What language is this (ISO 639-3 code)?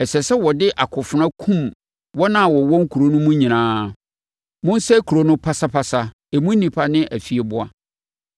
aka